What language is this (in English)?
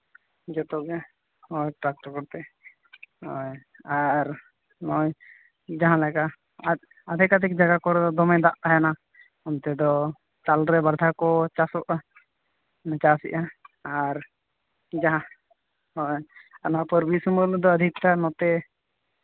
Santali